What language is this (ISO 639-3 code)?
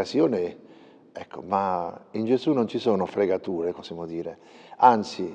ita